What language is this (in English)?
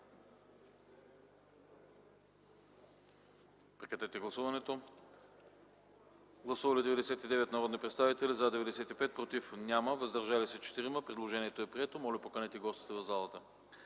Bulgarian